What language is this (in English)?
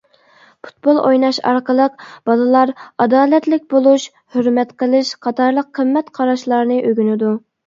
Uyghur